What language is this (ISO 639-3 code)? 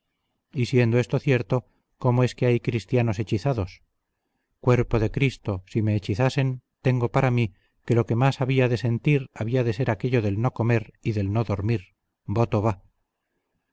spa